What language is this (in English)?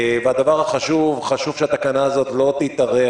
Hebrew